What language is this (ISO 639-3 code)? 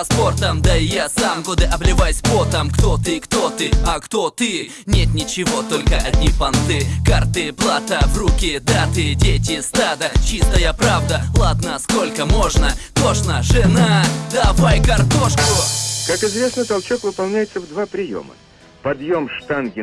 rus